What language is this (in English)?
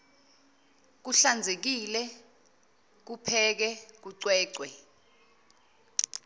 Zulu